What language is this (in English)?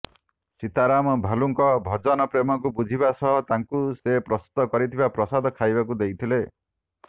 Odia